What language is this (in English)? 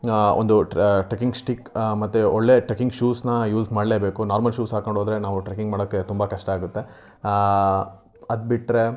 Kannada